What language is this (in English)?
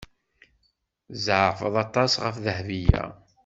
Kabyle